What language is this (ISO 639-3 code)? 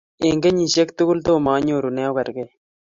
kln